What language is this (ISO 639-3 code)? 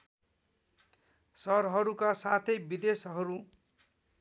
nep